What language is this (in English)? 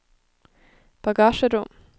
Norwegian